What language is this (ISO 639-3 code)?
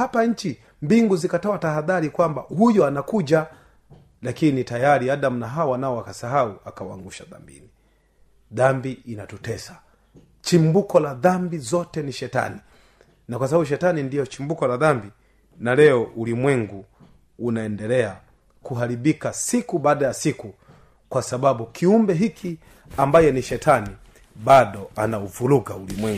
swa